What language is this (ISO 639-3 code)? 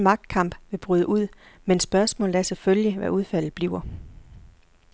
dan